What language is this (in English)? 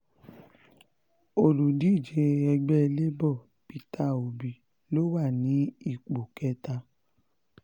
Yoruba